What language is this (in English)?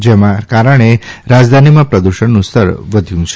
Gujarati